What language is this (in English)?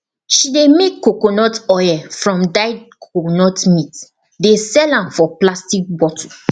Nigerian Pidgin